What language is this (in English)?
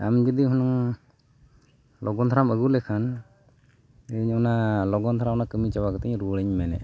Santali